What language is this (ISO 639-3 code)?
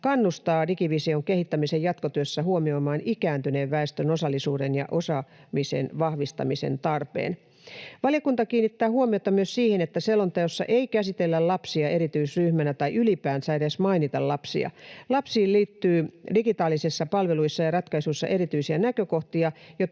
fin